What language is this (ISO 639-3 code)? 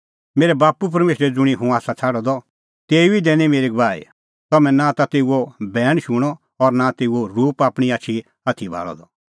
kfx